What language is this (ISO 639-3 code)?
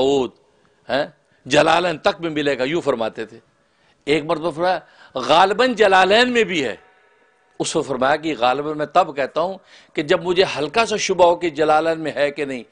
hin